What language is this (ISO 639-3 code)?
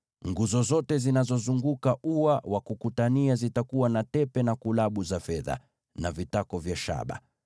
swa